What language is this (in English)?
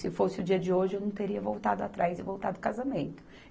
Portuguese